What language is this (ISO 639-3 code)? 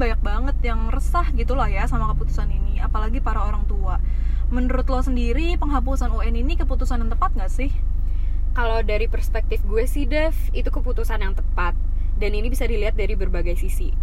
ind